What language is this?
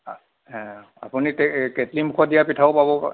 Assamese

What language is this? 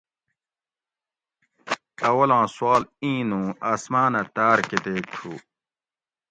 Gawri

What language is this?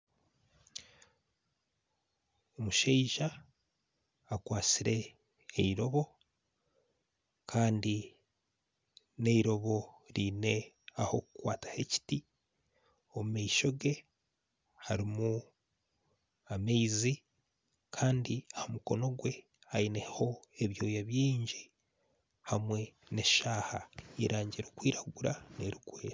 Nyankole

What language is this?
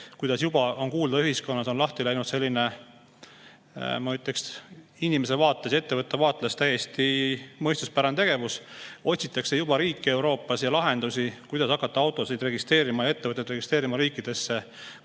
Estonian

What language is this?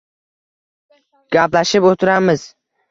Uzbek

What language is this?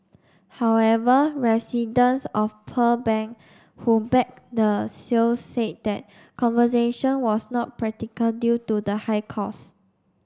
English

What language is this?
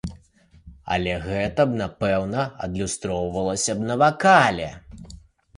Belarusian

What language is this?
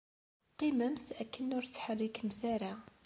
Kabyle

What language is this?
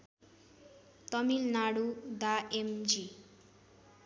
Nepali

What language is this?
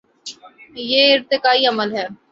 Urdu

